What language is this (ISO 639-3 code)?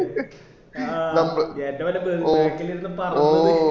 mal